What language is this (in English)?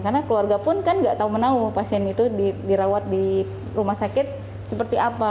Indonesian